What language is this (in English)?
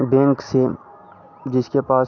Hindi